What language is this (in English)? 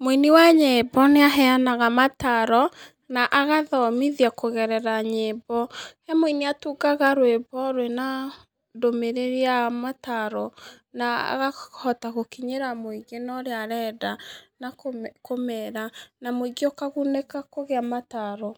Kikuyu